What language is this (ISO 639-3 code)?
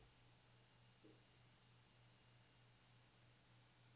swe